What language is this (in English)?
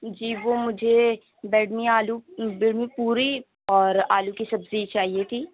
Urdu